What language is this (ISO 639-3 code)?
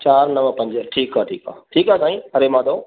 snd